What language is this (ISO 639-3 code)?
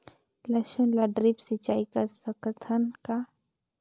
hne